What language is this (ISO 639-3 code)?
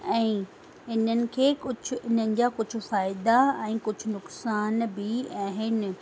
snd